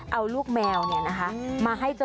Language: Thai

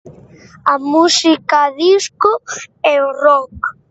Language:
Galician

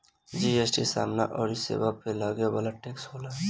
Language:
Bhojpuri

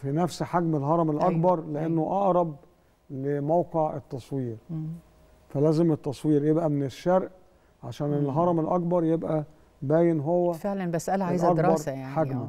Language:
Arabic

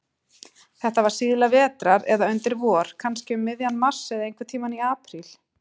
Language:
Icelandic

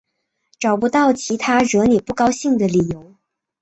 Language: Chinese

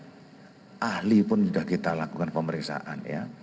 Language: Indonesian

